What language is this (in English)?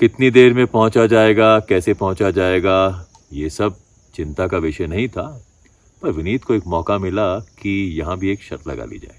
Hindi